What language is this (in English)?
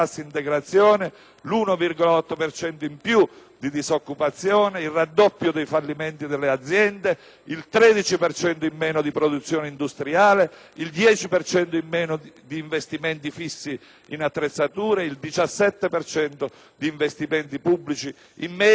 Italian